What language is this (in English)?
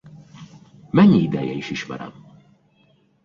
Hungarian